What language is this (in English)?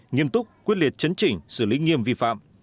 Vietnamese